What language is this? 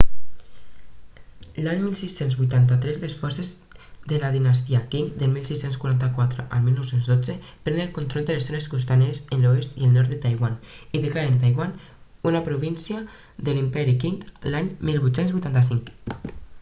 Catalan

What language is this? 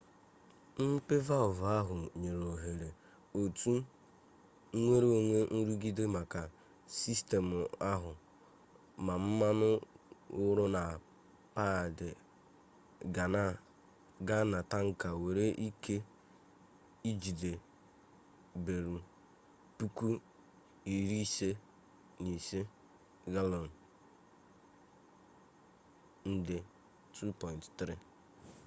Igbo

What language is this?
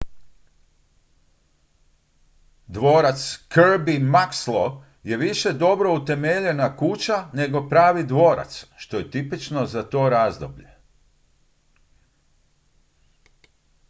Croatian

